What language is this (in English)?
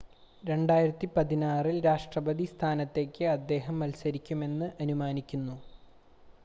Malayalam